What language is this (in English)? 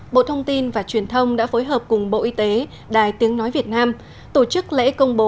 Vietnamese